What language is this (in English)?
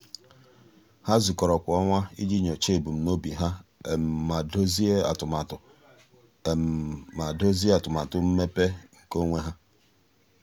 Igbo